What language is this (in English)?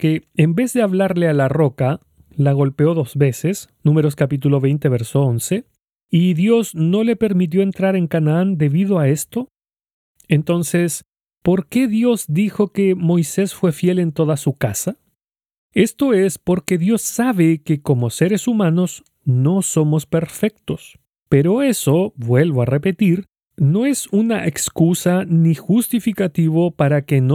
Spanish